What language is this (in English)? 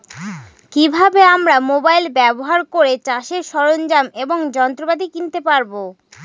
Bangla